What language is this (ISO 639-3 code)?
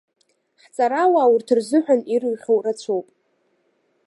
abk